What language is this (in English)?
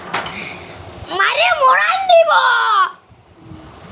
Bangla